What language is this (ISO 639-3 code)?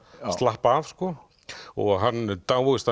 isl